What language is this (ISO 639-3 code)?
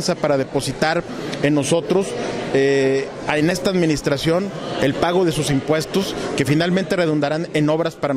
spa